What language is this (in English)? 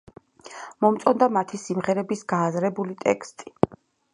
Georgian